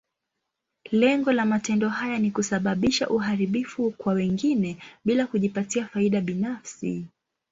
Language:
Swahili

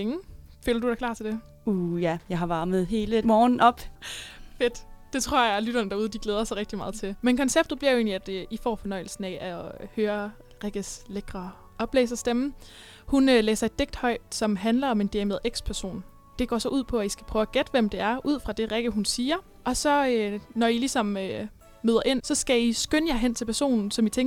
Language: Danish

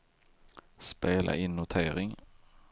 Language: Swedish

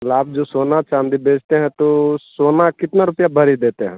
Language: Hindi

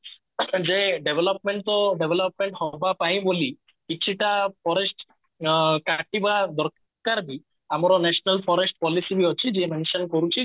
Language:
Odia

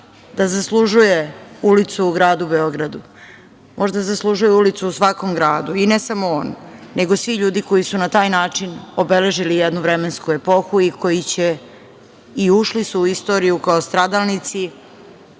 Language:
Serbian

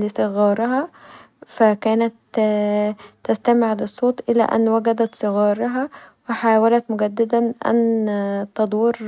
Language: Egyptian Arabic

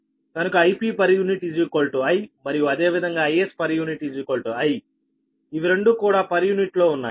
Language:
Telugu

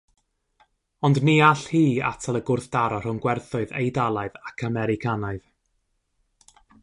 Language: Welsh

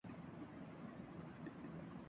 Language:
Urdu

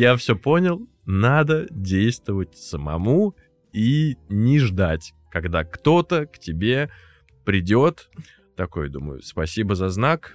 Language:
Russian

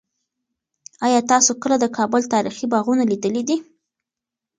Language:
Pashto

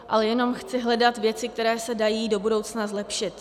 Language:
Czech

